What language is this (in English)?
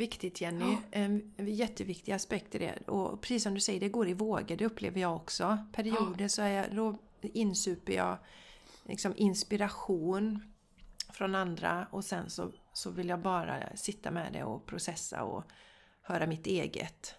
Swedish